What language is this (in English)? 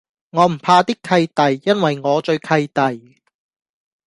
Cantonese